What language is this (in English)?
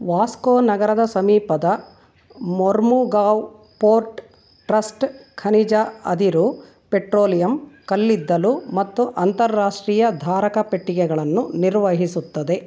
Kannada